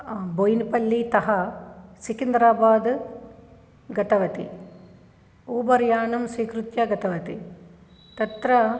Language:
Sanskrit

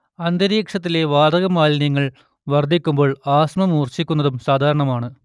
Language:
Malayalam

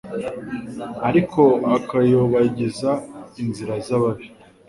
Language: Kinyarwanda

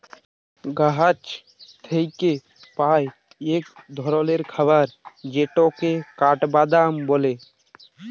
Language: Bangla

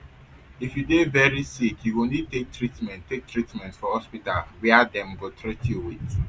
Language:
Nigerian Pidgin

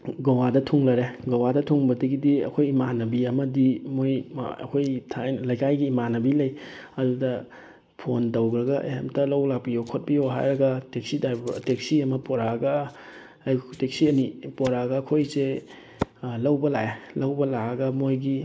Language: Manipuri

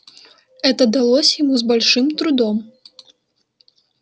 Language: Russian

